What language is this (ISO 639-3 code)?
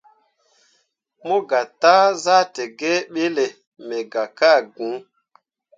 mua